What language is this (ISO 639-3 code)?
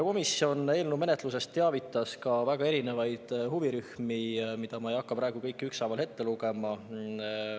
est